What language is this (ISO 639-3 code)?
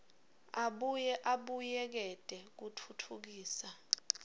ssw